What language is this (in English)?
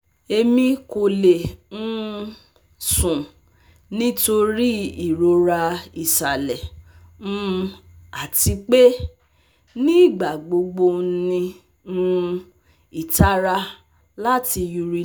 Yoruba